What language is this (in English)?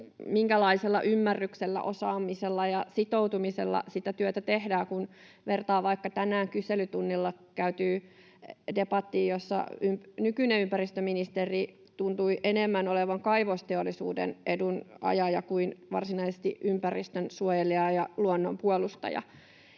Finnish